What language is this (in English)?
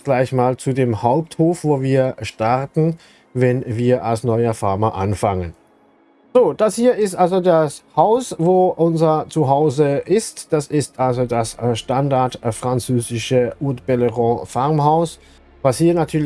German